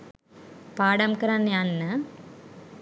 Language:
Sinhala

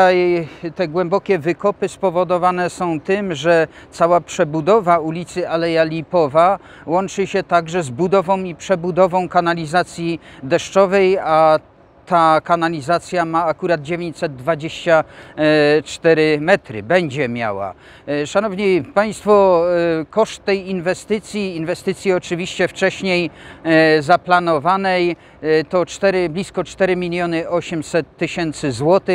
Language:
Polish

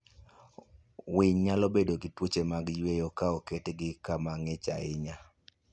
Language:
Luo (Kenya and Tanzania)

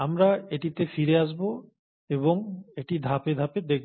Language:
Bangla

